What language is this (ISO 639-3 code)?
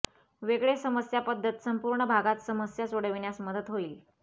mar